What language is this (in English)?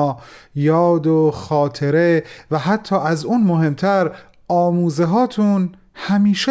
Persian